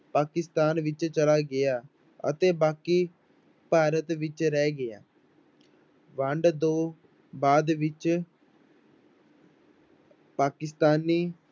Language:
Punjabi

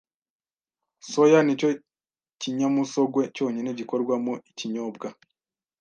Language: Kinyarwanda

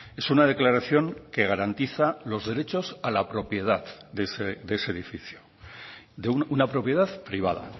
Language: Spanish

